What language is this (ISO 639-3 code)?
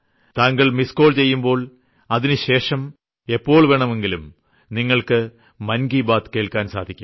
mal